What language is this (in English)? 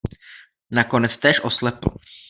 Czech